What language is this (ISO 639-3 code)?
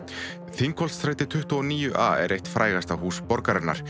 isl